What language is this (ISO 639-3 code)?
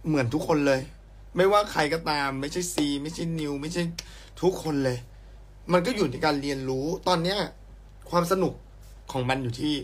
tha